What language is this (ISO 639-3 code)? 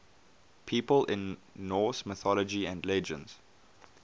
eng